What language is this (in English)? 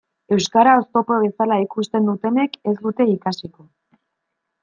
Basque